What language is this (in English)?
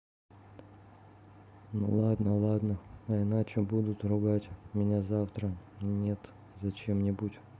Russian